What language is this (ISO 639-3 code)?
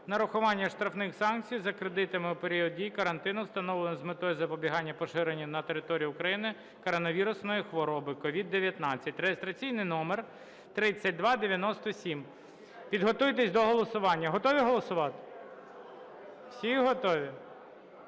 ukr